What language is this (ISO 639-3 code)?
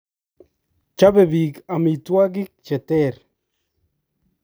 kln